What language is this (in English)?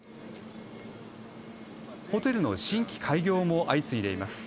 Japanese